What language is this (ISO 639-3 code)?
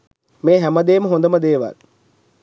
sin